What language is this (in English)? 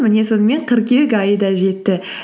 Kazakh